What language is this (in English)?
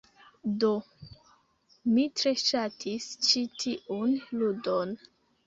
Esperanto